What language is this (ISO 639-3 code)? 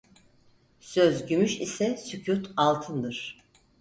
tur